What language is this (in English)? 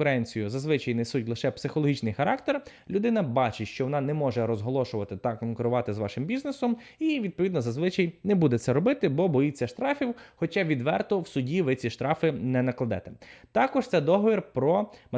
Ukrainian